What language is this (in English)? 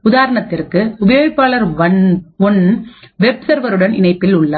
Tamil